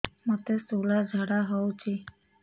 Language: Odia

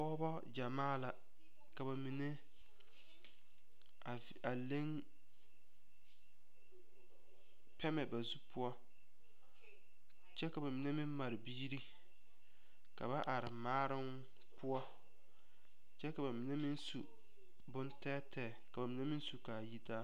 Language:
Southern Dagaare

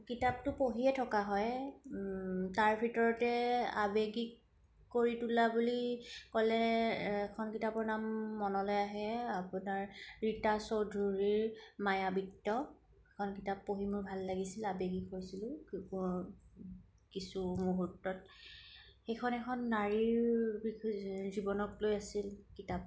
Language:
Assamese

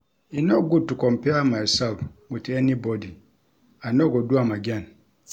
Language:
Nigerian Pidgin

